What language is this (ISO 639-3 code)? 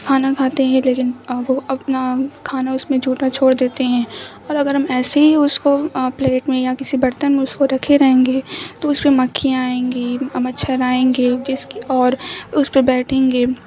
urd